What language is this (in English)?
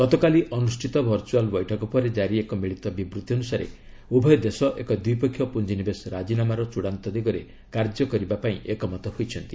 Odia